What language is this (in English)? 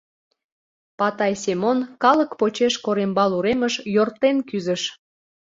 Mari